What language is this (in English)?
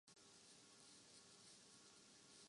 Urdu